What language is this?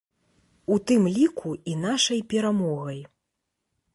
Belarusian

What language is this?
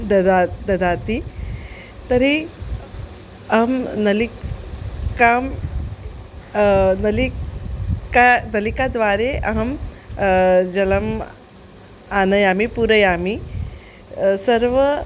Sanskrit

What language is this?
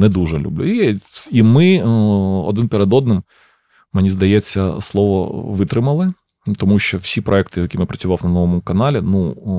Ukrainian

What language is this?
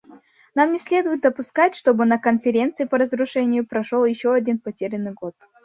Russian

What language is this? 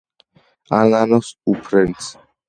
Georgian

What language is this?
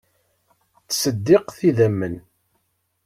Kabyle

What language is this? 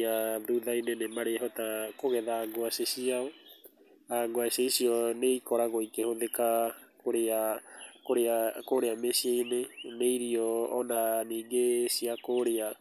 Kikuyu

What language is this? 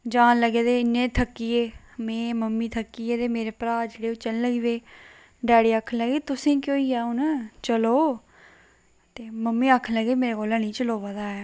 Dogri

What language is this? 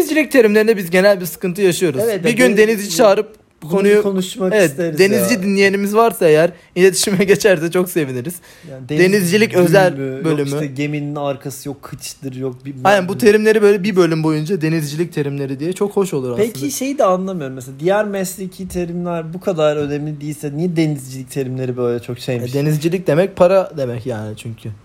Turkish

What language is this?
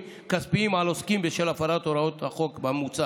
Hebrew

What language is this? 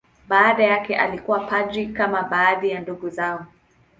Swahili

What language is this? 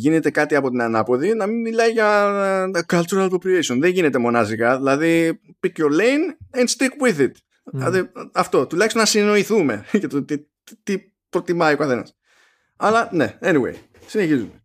Greek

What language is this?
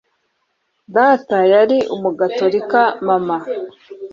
Kinyarwanda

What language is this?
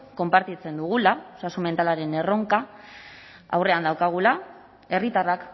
Basque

